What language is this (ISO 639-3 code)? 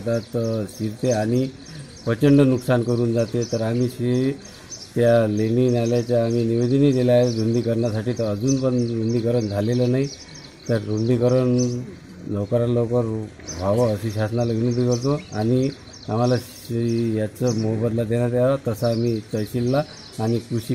mar